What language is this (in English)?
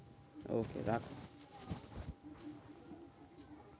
Bangla